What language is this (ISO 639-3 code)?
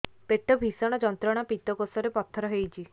ori